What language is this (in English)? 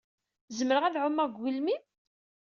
Kabyle